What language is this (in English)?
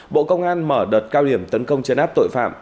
Vietnamese